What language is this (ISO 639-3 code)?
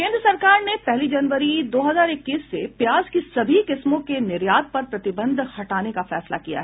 hin